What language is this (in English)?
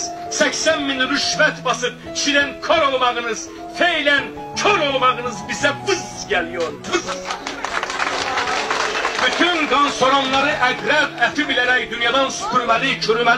Turkish